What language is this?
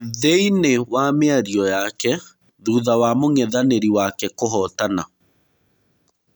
Kikuyu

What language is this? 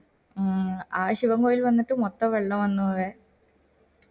Malayalam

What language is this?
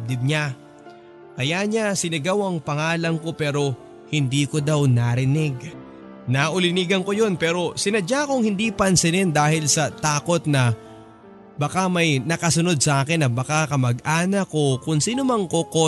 Filipino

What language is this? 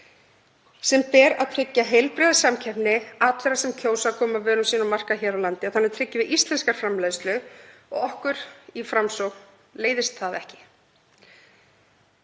Icelandic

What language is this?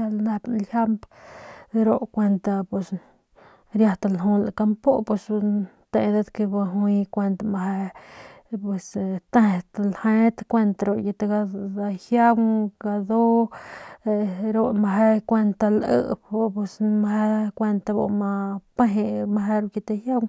Northern Pame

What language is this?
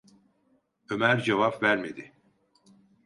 Turkish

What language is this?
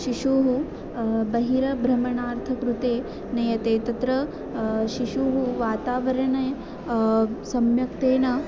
Sanskrit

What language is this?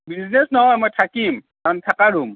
Assamese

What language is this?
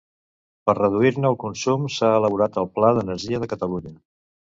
Catalan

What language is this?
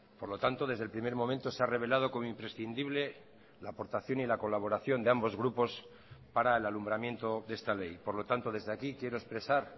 Spanish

